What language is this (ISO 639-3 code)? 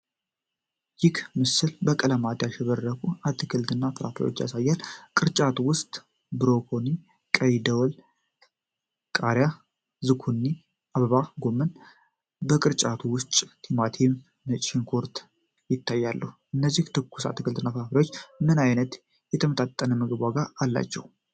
amh